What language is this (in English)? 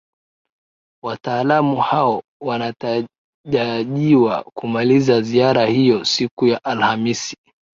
Swahili